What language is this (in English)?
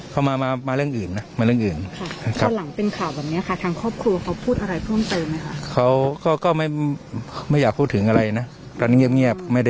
Thai